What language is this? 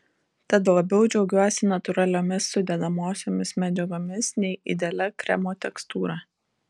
Lithuanian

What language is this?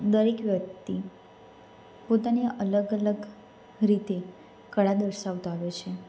Gujarati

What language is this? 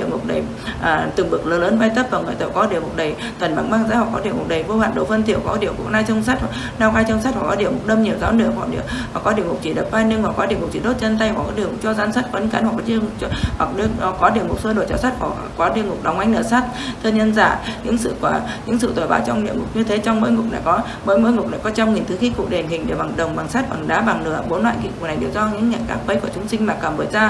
Vietnamese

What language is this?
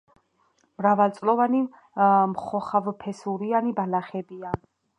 Georgian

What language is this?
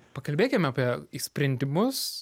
Lithuanian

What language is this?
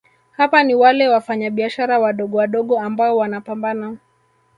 Swahili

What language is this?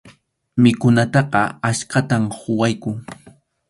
Arequipa-La Unión Quechua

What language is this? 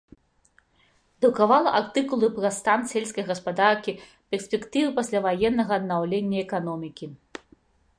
Belarusian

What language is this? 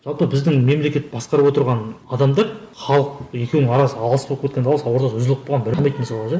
Kazakh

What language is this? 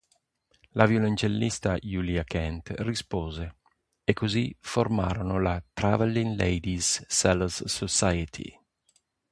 Italian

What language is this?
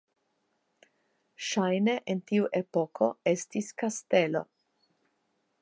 Esperanto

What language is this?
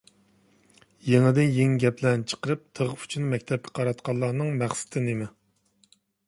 Uyghur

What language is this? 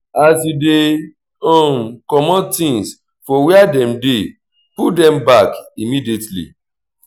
Nigerian Pidgin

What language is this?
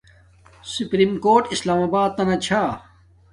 Domaaki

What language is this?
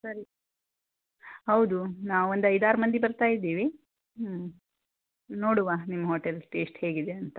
Kannada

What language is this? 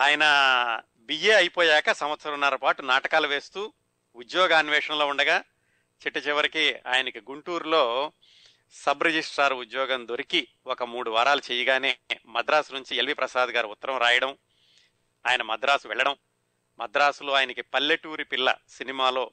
Telugu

